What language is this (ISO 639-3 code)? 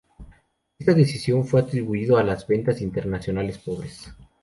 spa